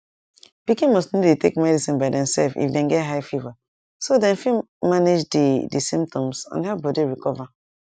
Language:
Nigerian Pidgin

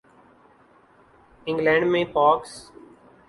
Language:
Urdu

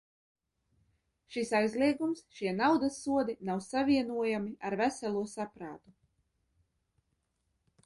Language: Latvian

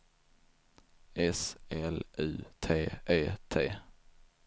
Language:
Swedish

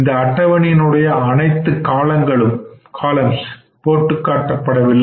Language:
Tamil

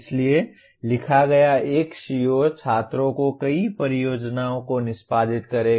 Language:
Hindi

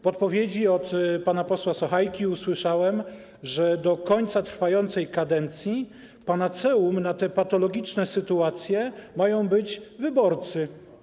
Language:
Polish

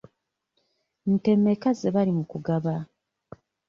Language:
Ganda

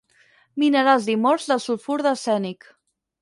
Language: Catalan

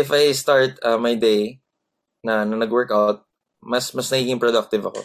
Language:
Filipino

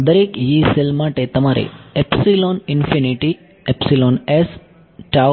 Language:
Gujarati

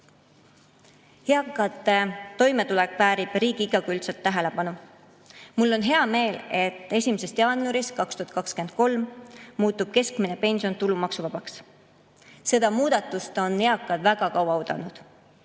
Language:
Estonian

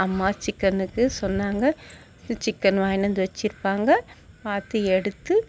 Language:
Tamil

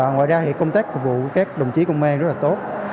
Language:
Vietnamese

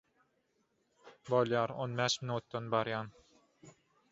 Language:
Turkmen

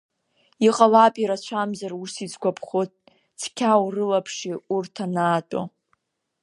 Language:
Abkhazian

